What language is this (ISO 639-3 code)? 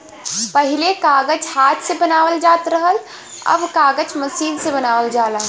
bho